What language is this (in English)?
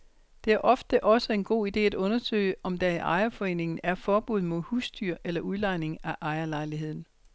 Danish